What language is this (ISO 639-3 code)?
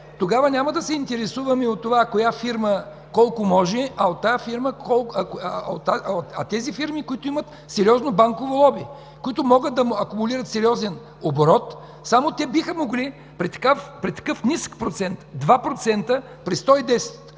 bul